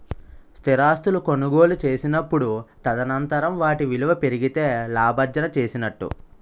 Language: Telugu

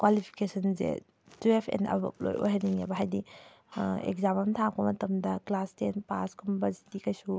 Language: Manipuri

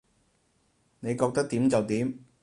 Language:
Cantonese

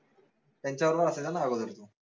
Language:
Marathi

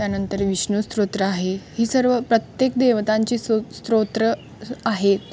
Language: Marathi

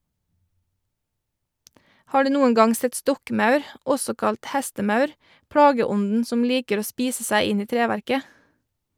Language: Norwegian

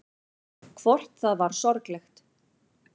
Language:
Icelandic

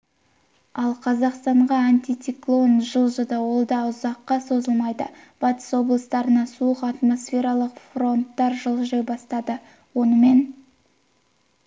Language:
Kazakh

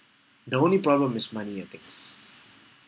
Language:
English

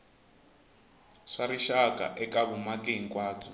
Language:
Tsonga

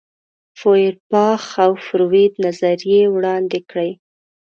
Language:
Pashto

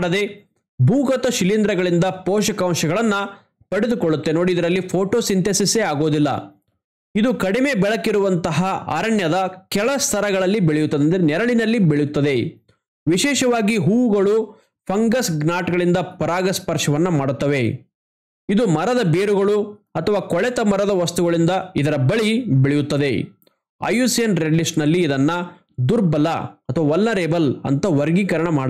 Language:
Kannada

